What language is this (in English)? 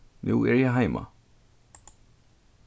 Faroese